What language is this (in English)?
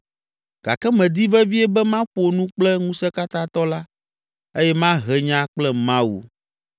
Ewe